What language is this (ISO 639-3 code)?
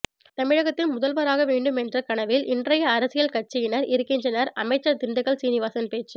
tam